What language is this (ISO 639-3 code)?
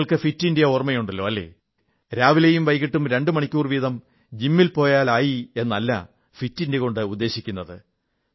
mal